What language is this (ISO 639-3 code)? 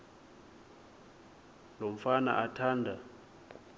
xho